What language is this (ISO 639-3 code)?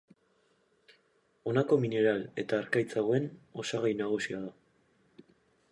eus